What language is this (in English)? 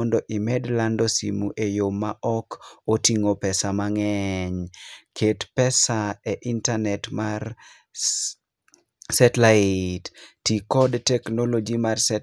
Luo (Kenya and Tanzania)